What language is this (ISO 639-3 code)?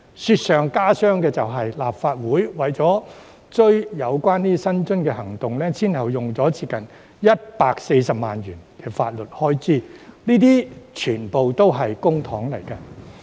yue